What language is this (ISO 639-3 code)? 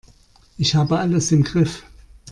deu